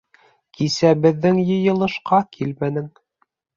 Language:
Bashkir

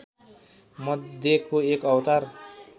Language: Nepali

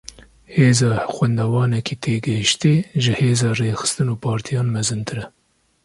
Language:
Kurdish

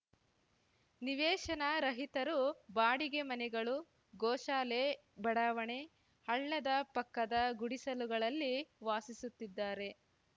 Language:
Kannada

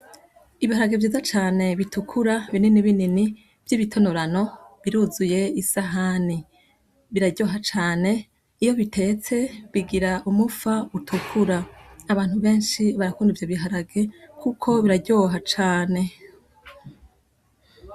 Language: Rundi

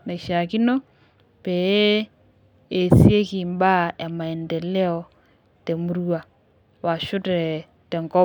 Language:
Masai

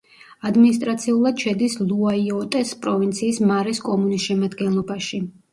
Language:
Georgian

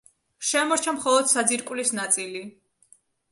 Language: Georgian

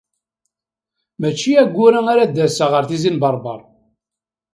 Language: Kabyle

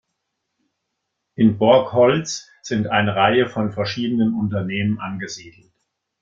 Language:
German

